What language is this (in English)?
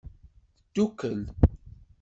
Kabyle